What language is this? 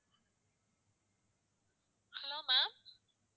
Tamil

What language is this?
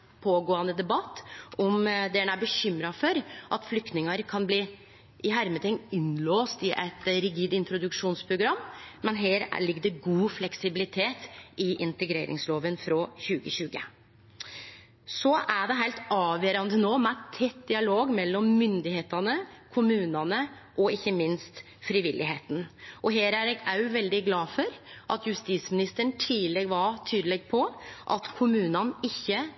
Norwegian Nynorsk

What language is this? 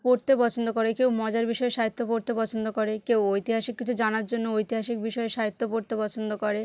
Bangla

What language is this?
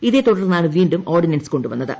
Malayalam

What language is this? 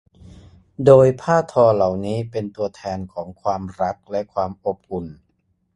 Thai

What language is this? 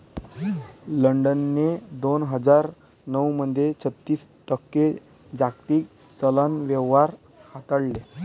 Marathi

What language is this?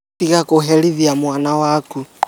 Kikuyu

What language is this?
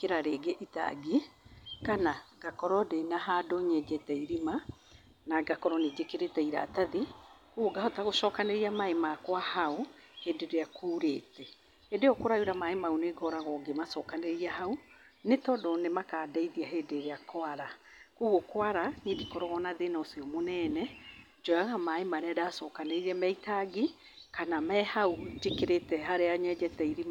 Kikuyu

